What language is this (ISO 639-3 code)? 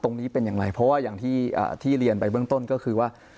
tha